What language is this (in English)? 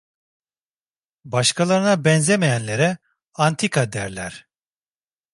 Turkish